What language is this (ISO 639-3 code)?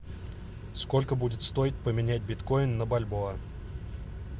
rus